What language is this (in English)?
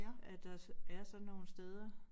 Danish